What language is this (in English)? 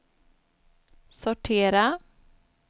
Swedish